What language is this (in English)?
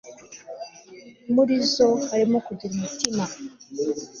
Kinyarwanda